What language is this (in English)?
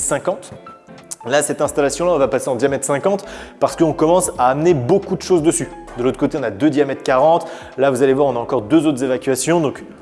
French